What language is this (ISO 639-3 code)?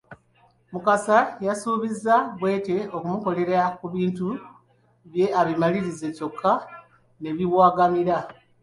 lug